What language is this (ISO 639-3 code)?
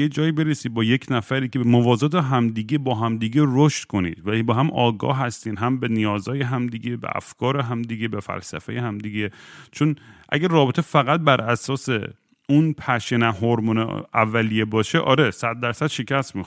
fas